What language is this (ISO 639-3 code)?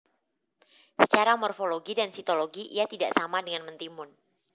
jav